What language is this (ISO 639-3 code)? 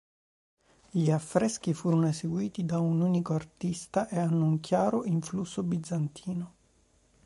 ita